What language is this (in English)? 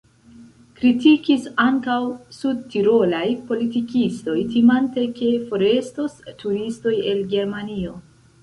Esperanto